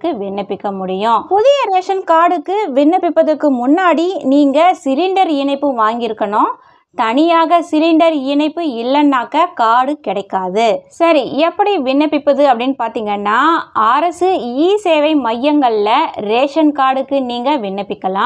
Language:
Tamil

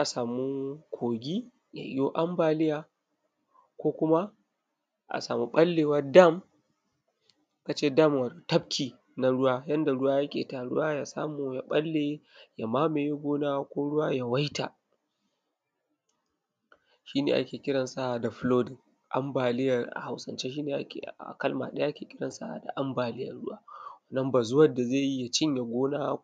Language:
Hausa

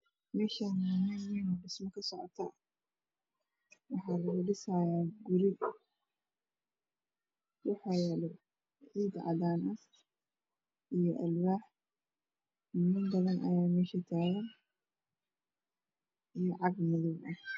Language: Somali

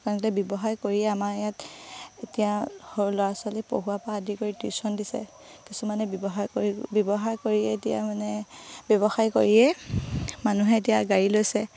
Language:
Assamese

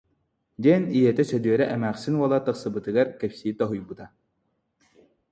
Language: Yakut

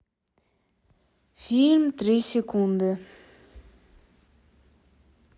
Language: Russian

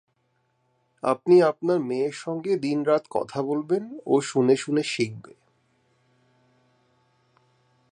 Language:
Bangla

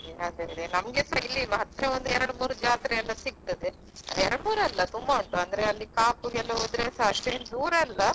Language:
Kannada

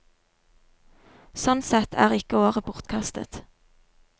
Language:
Norwegian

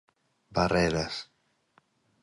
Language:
Galician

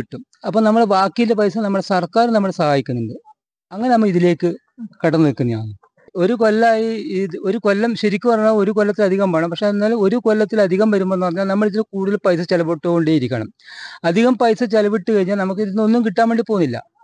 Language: Malayalam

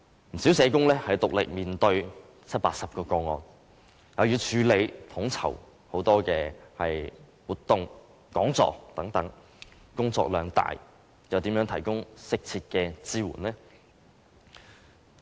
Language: Cantonese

